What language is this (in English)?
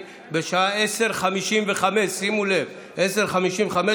Hebrew